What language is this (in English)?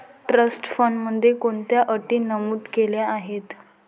Marathi